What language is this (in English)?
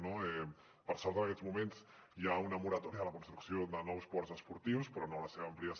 Catalan